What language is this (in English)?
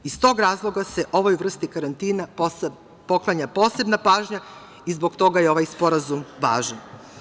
Serbian